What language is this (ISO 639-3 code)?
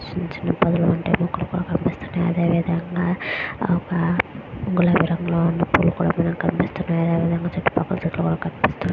tel